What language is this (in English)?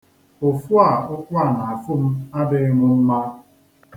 Igbo